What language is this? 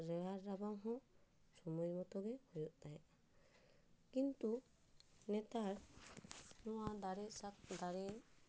Santali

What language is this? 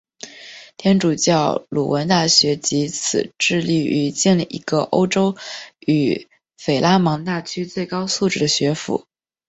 Chinese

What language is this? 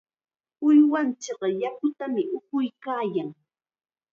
Chiquián Ancash Quechua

